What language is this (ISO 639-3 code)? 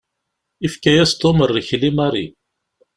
kab